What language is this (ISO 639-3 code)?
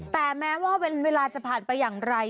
tha